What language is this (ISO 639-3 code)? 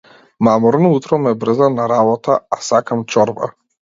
mkd